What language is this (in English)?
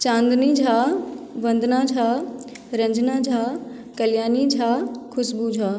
Maithili